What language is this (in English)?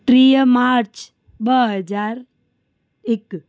Sindhi